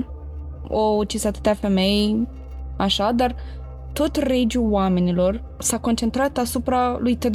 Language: Romanian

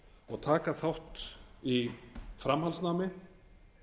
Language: Icelandic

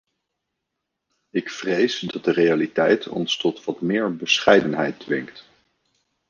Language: Dutch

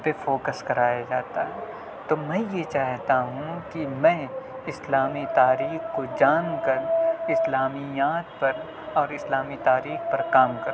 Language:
Urdu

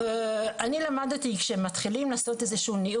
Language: Hebrew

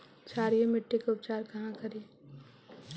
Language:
Magahi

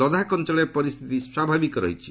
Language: Odia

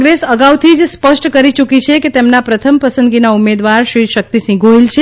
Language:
Gujarati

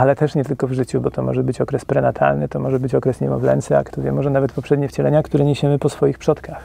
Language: Polish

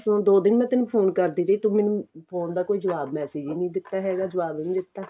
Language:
Punjabi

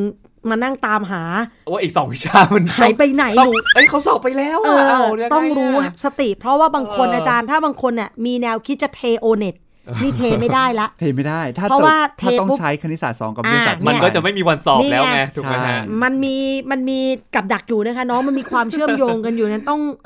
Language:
Thai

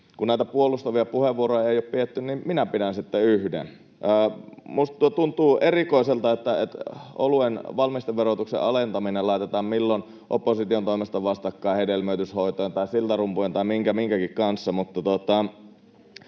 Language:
Finnish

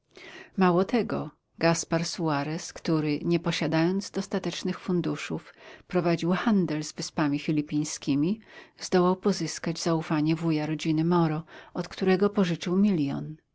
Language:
Polish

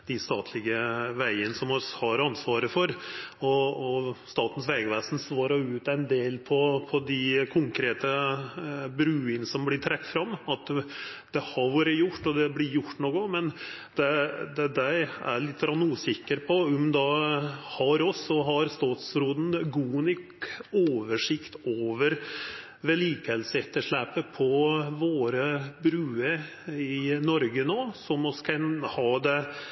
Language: Norwegian Nynorsk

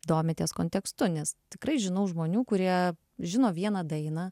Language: Lithuanian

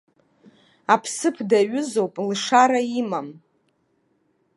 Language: Abkhazian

